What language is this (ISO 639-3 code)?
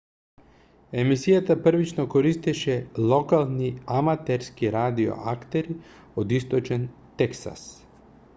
mkd